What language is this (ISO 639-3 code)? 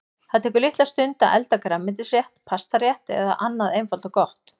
isl